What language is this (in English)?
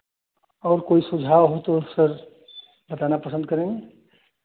Hindi